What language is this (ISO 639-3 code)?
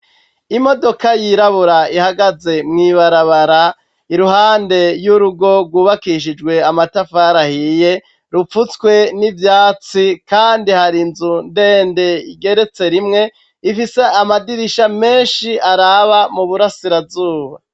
run